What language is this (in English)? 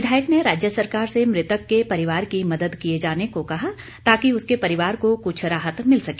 Hindi